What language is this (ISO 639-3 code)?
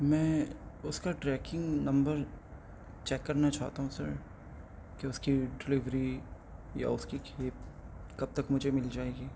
urd